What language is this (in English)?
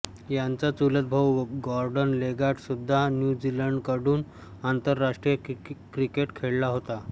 Marathi